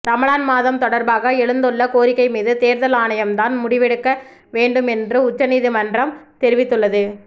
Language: Tamil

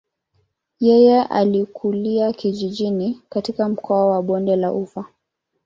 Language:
Swahili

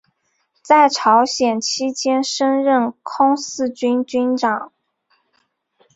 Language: Chinese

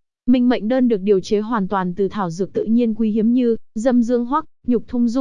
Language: Vietnamese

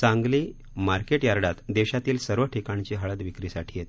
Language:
Marathi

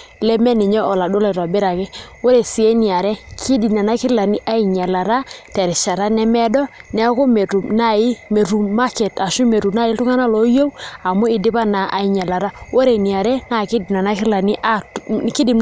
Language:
Masai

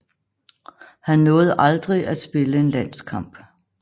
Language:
Danish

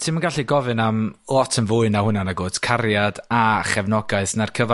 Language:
Welsh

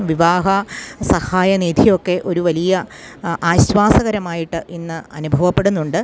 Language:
Malayalam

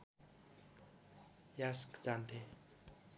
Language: Nepali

